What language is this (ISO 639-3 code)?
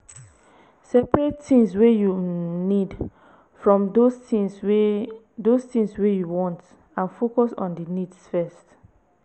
pcm